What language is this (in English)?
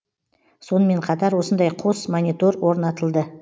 Kazakh